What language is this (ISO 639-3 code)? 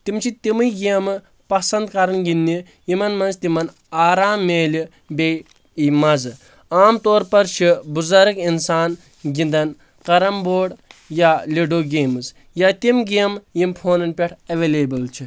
kas